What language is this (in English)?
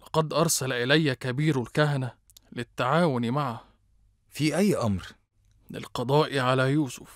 Arabic